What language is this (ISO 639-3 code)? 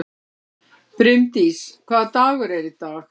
isl